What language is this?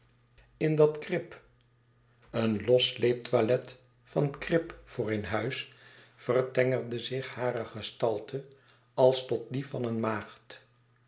Dutch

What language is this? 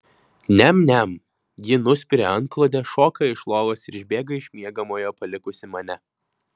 Lithuanian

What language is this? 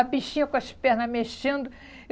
Portuguese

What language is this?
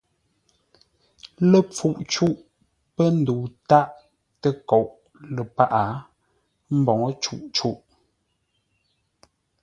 Ngombale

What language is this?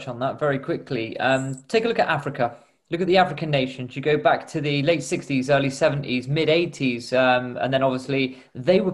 English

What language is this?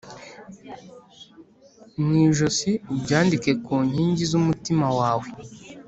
Kinyarwanda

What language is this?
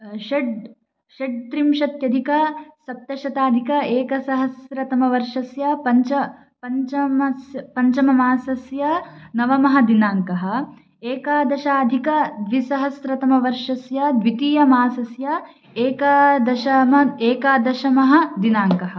Sanskrit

